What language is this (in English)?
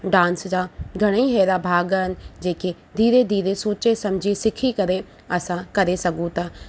Sindhi